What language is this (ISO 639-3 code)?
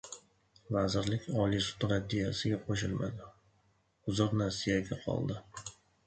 uzb